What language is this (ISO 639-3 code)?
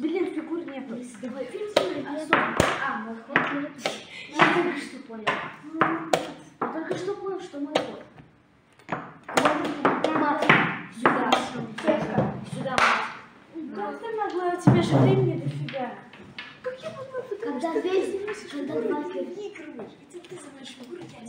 rus